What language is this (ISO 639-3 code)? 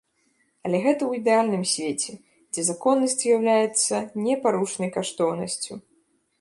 bel